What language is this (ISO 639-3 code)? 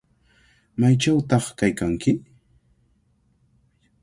qvl